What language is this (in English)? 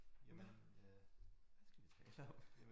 Danish